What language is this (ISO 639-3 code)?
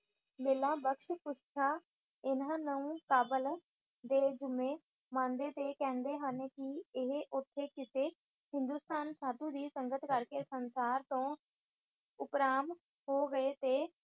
pan